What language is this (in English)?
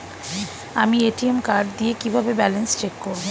Bangla